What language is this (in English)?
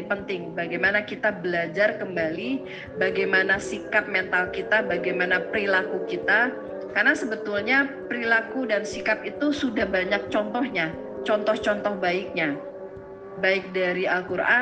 Indonesian